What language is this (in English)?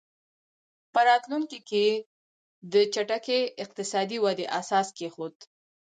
Pashto